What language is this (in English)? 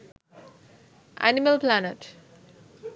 Sinhala